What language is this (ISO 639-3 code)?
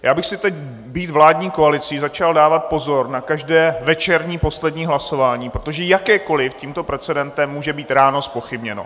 ces